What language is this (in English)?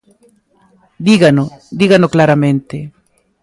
Galician